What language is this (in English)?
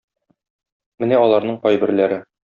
Tatar